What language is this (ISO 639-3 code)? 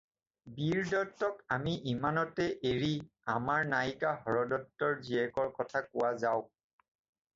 asm